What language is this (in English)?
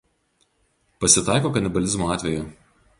Lithuanian